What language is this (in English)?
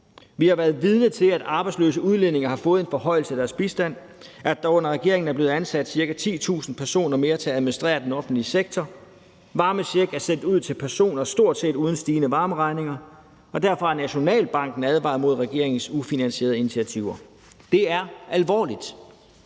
Danish